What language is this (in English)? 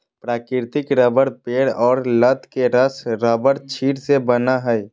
Magahi